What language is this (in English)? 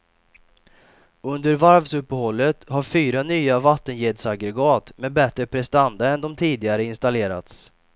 Swedish